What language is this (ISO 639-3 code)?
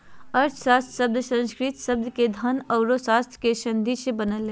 mag